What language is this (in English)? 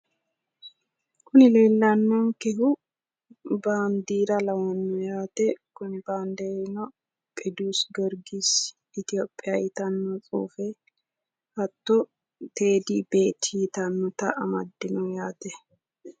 Sidamo